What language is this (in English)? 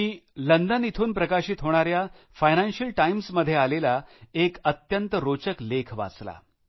Marathi